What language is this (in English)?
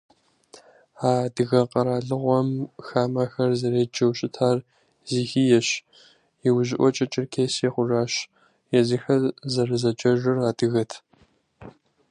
Kabardian